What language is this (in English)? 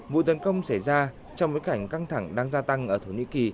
Vietnamese